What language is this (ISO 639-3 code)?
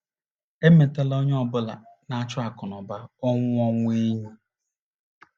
ibo